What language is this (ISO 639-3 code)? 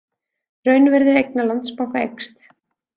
isl